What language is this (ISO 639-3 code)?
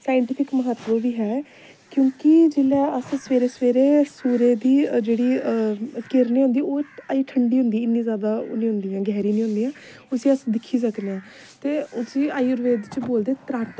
doi